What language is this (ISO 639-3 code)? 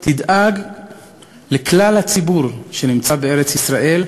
heb